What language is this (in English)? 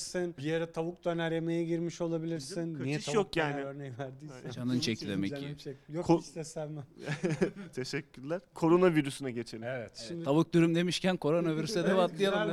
Turkish